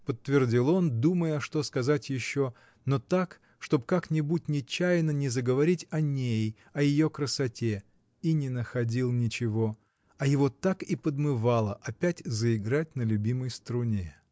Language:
Russian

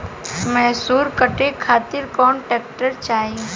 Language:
Bhojpuri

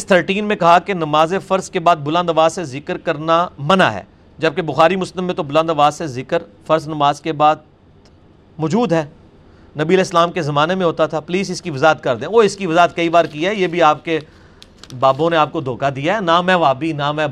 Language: Urdu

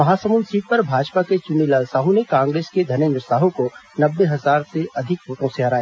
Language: Hindi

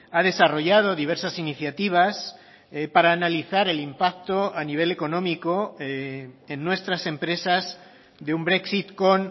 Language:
Spanish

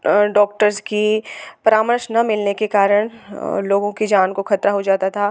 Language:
Hindi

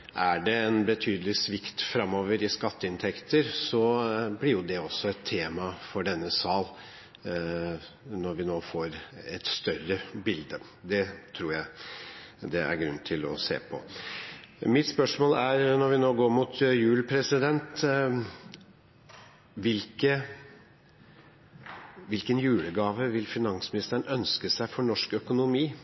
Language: Norwegian Bokmål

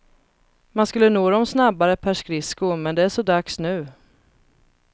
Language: Swedish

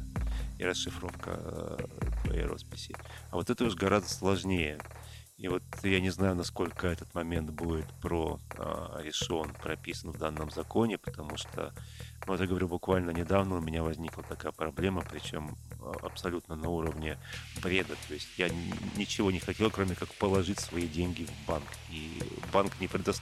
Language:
Russian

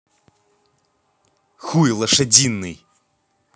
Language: Russian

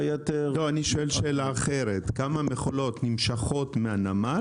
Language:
Hebrew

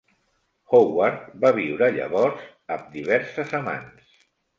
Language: Catalan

